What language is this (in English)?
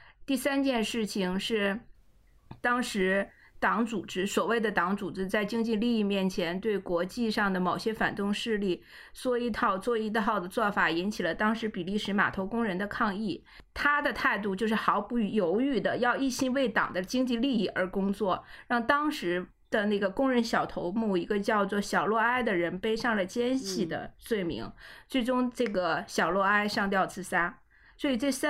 Chinese